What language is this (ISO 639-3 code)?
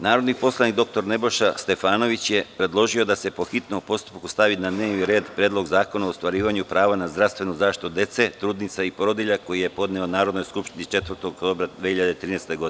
srp